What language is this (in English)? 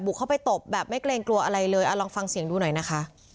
Thai